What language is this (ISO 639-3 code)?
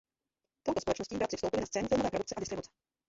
ces